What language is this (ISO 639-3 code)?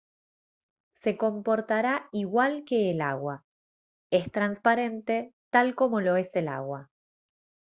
spa